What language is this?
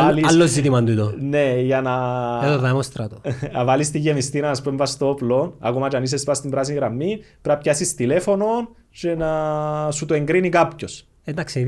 Greek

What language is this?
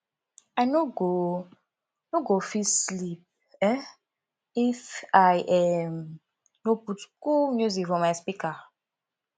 Nigerian Pidgin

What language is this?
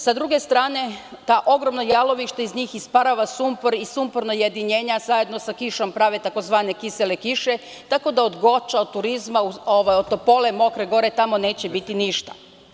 Serbian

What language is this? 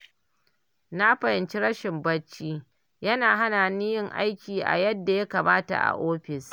Hausa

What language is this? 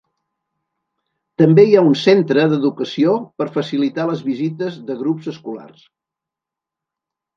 Catalan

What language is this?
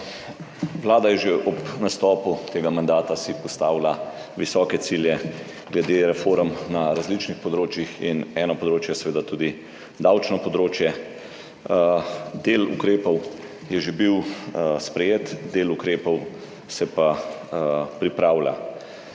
Slovenian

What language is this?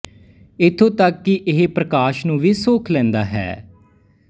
Punjabi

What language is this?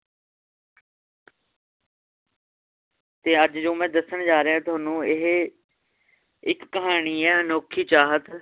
Punjabi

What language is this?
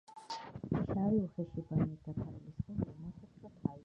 Georgian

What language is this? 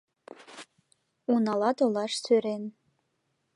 Mari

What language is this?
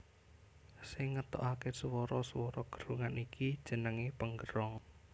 Javanese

